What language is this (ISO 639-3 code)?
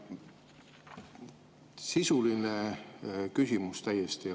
est